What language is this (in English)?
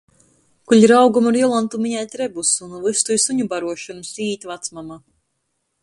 Latgalian